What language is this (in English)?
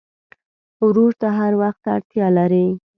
Pashto